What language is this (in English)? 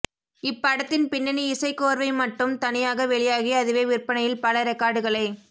Tamil